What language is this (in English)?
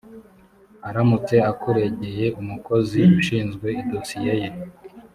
Kinyarwanda